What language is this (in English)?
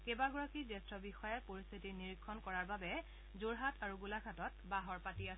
Assamese